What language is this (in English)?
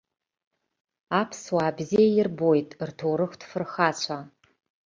Abkhazian